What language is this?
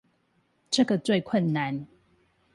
Chinese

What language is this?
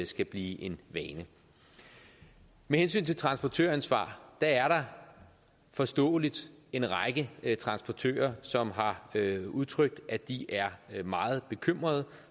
Danish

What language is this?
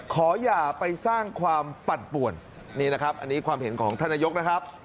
Thai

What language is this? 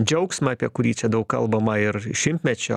Lithuanian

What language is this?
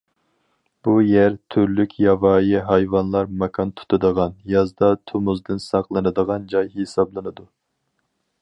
Uyghur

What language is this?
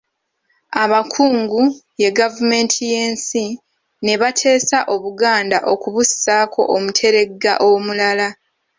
Ganda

